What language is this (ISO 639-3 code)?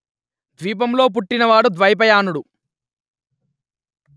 tel